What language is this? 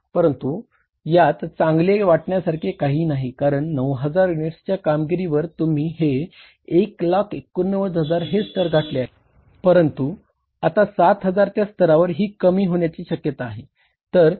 Marathi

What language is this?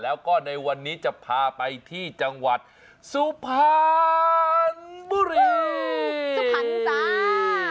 Thai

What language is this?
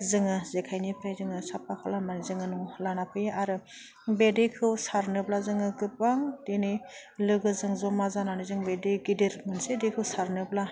Bodo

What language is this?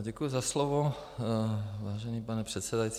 Czech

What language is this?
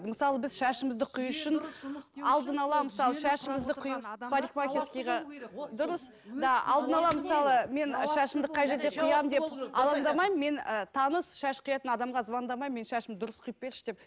Kazakh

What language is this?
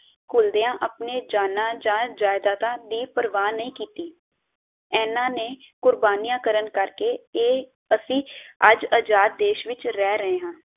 Punjabi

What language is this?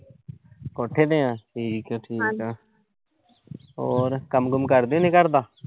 Punjabi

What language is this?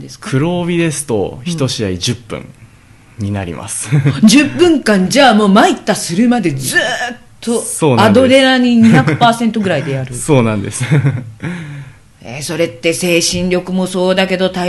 Japanese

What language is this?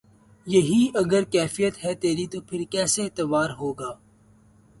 Urdu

